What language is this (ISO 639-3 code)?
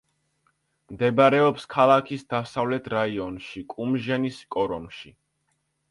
kat